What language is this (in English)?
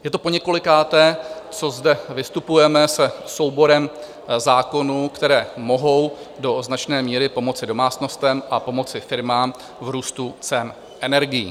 Czech